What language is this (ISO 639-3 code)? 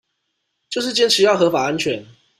zho